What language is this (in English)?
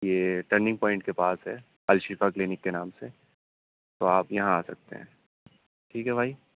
Urdu